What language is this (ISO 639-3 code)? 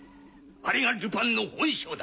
jpn